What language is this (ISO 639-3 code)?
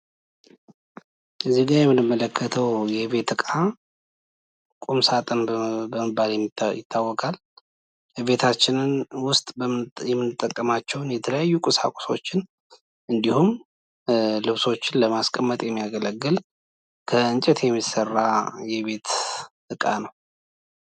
amh